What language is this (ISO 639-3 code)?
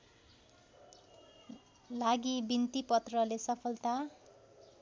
nep